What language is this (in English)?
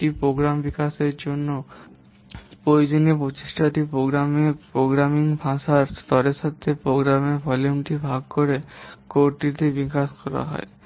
Bangla